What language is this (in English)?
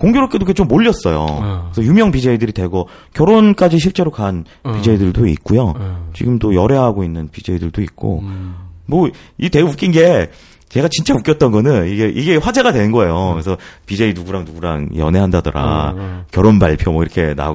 Korean